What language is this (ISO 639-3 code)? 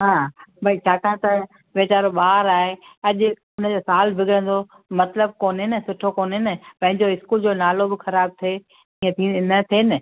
snd